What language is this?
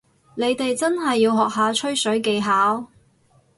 Cantonese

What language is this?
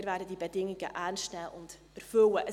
Swiss German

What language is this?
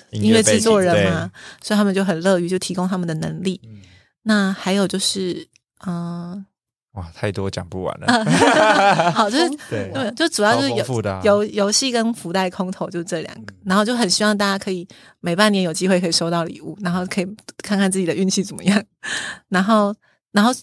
Chinese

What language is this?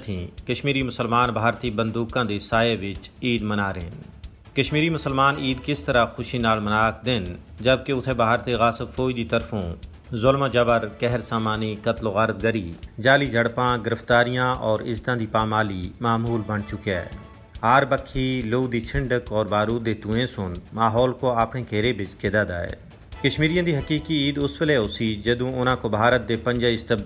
Urdu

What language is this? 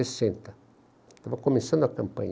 Portuguese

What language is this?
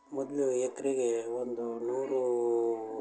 Kannada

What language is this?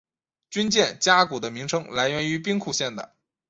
Chinese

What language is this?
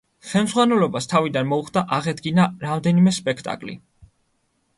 Georgian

